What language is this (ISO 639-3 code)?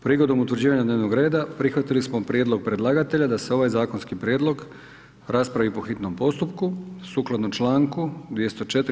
hrv